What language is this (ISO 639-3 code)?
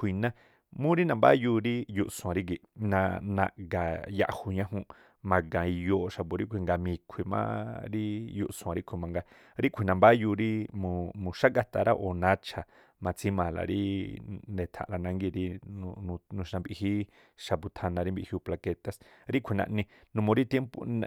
tpl